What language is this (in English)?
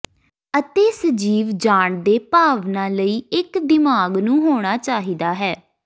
Punjabi